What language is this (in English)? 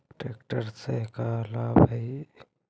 Magahi